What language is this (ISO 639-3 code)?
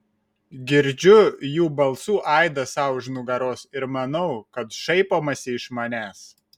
lit